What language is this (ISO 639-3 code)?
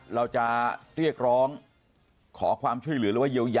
tha